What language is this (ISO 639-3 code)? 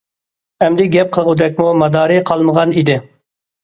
uig